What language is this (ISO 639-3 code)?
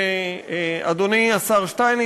heb